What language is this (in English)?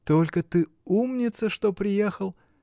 Russian